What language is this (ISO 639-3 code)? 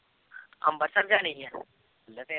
pan